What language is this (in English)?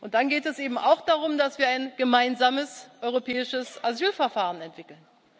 German